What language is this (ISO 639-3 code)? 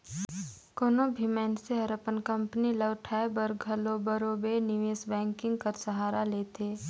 hne